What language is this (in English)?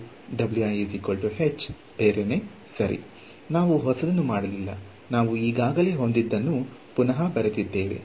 Kannada